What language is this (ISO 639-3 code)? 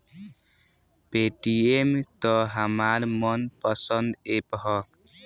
bho